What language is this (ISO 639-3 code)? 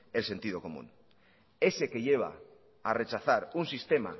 spa